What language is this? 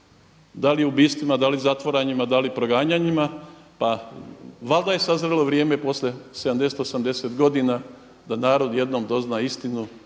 Croatian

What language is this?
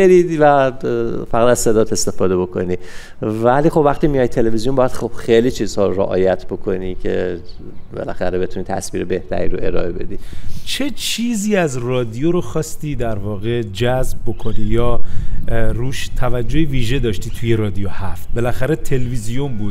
Persian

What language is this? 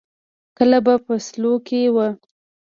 Pashto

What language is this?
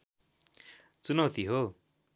Nepali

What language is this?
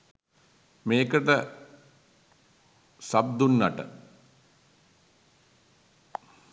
Sinhala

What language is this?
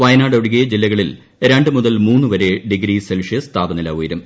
Malayalam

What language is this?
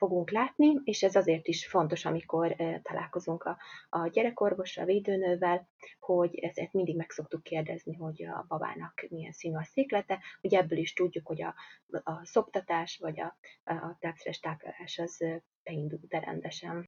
Hungarian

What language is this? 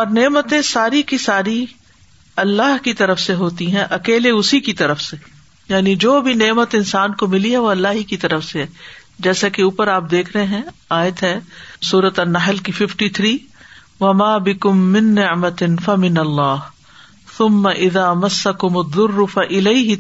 Urdu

